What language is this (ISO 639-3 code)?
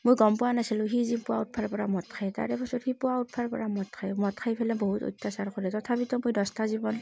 asm